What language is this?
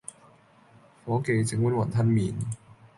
Cantonese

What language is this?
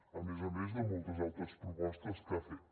Catalan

